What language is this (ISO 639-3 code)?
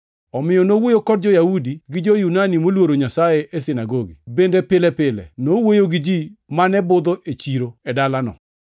luo